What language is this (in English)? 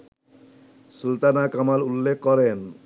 Bangla